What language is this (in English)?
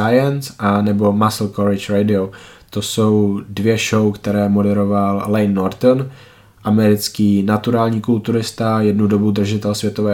Czech